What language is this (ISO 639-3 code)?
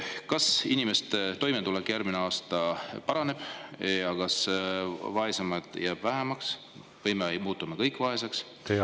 est